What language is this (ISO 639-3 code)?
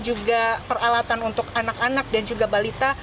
ind